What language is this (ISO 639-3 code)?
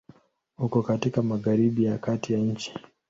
swa